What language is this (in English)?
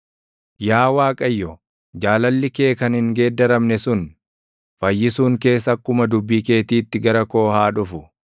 Oromo